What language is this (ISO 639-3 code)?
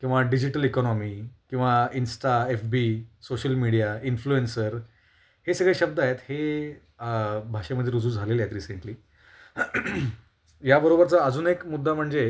mar